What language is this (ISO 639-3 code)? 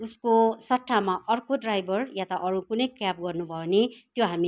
nep